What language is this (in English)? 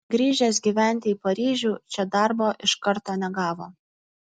Lithuanian